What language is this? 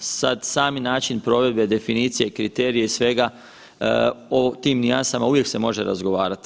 Croatian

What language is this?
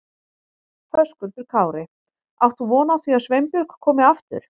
Icelandic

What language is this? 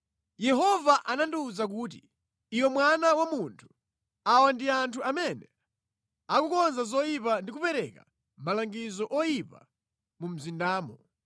Nyanja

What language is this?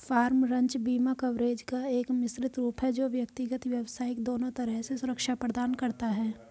Hindi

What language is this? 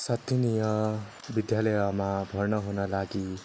Nepali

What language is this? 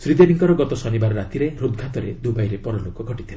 Odia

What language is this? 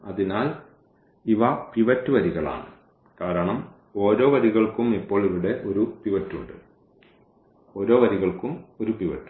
Malayalam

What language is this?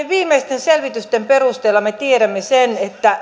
Finnish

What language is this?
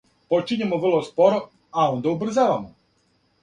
Serbian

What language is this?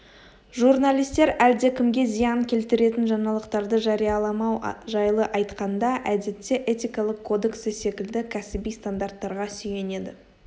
Kazakh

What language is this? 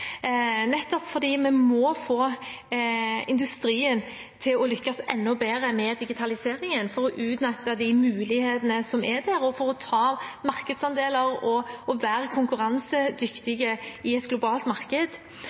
Norwegian Bokmål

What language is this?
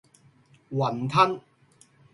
Cantonese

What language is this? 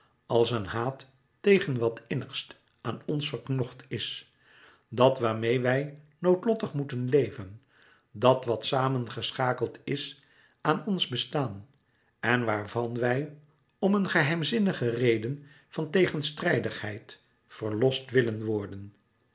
Dutch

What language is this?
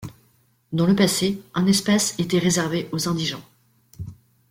French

